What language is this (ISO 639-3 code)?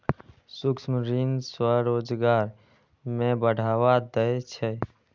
mai